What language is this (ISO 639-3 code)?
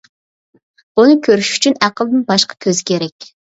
uig